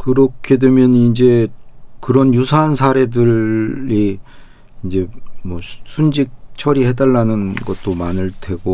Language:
Korean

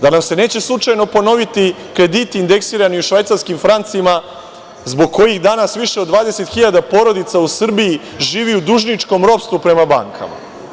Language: Serbian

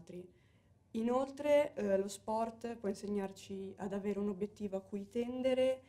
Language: Italian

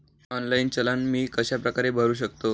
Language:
Marathi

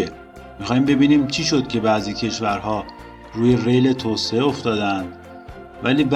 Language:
Persian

